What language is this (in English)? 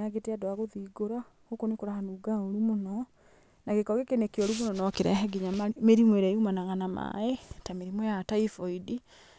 Kikuyu